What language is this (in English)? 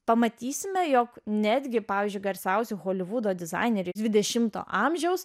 Lithuanian